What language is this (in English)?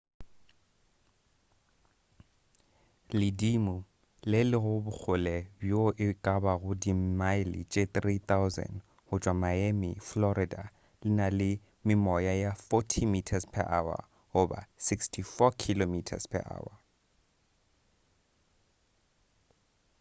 Northern Sotho